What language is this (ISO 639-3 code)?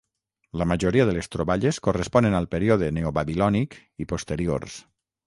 cat